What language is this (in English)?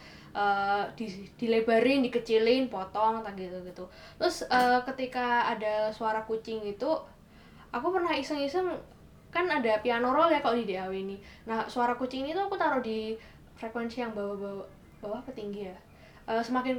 Indonesian